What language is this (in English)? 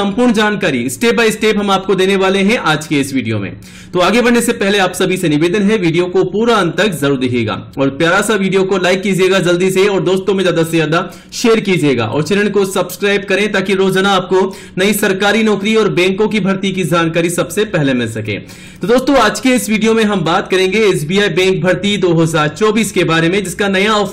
Hindi